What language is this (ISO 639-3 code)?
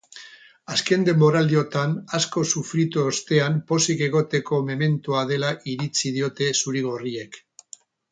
eus